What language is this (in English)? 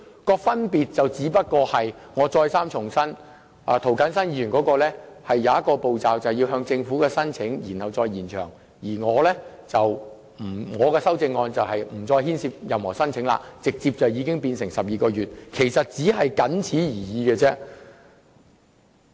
Cantonese